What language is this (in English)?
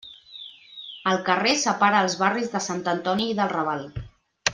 Catalan